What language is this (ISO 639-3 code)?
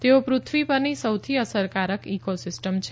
guj